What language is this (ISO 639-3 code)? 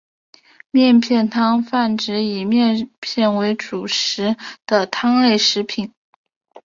zho